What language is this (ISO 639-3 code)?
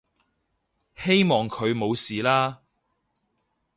yue